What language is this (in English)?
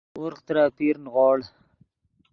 Yidgha